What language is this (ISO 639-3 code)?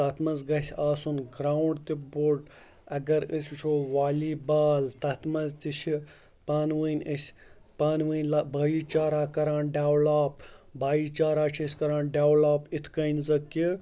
kas